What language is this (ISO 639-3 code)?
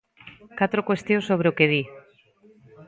glg